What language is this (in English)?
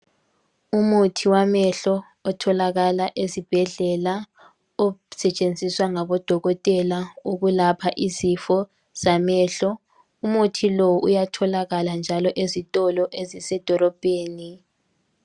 North Ndebele